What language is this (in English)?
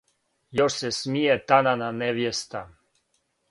Serbian